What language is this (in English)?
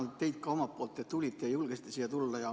Estonian